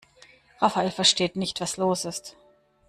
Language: German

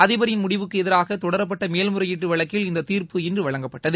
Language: Tamil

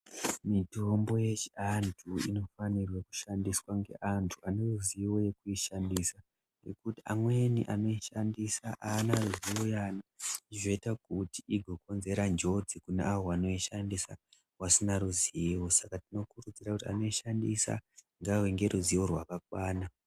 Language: Ndau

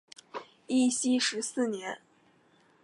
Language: Chinese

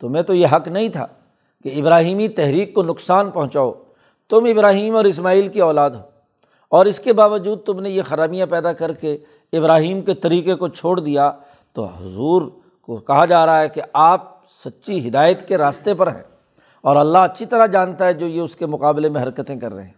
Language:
Urdu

